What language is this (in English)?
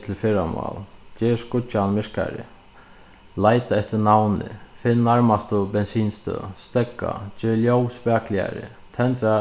Faroese